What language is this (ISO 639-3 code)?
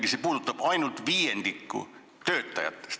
est